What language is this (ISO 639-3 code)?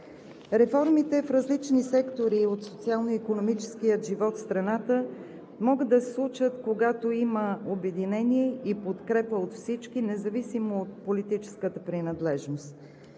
bul